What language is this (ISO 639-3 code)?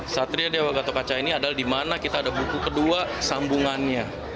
ind